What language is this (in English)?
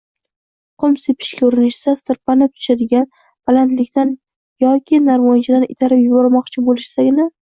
Uzbek